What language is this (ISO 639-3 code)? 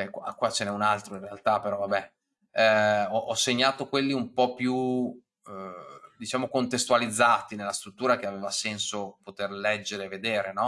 ita